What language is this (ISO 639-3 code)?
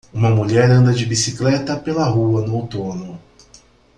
por